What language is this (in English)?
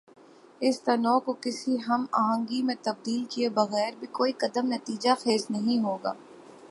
Urdu